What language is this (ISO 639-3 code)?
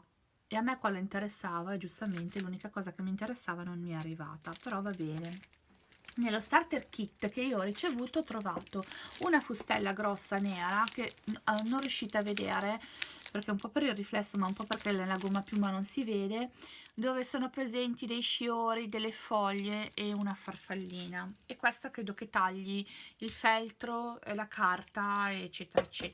ita